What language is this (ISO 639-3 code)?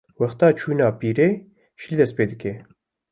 kur